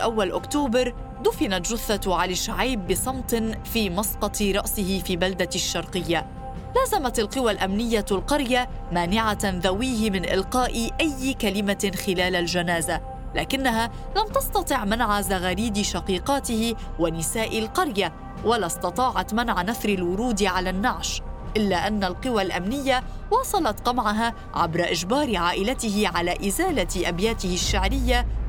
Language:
Arabic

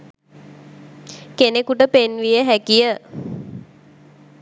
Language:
Sinhala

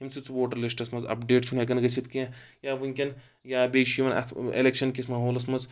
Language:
Kashmiri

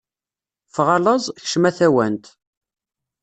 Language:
Kabyle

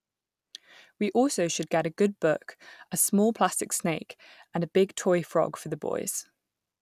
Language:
English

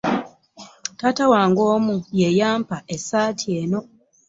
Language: Ganda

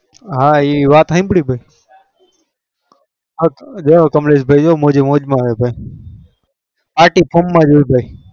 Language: Gujarati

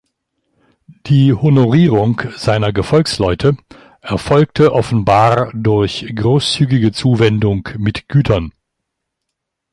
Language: German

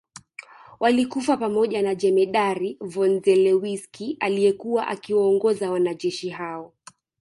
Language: Swahili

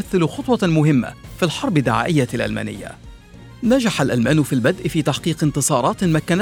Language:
Arabic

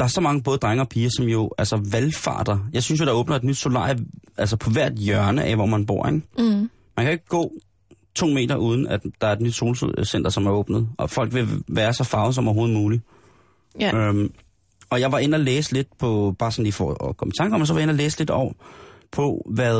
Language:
Danish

